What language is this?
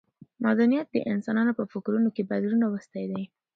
Pashto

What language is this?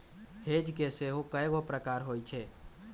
Magahi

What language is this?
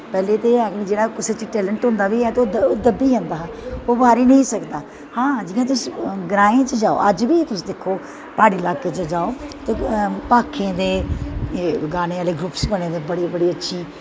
Dogri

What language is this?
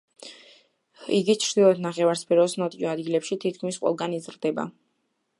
Georgian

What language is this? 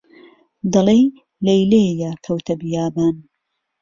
Central Kurdish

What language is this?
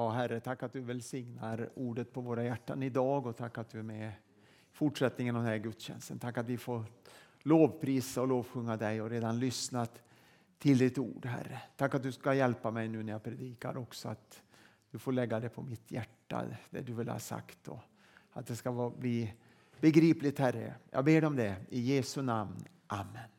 Swedish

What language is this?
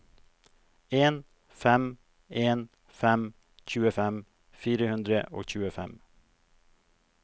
Norwegian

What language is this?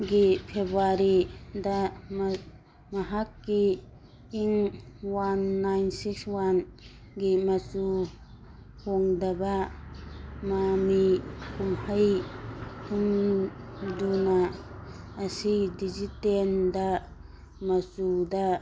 Manipuri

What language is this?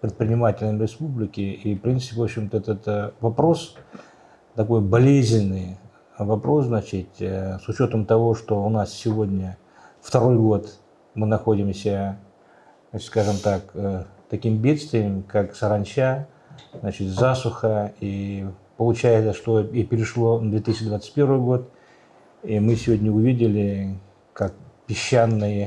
Russian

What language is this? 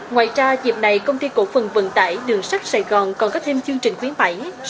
Vietnamese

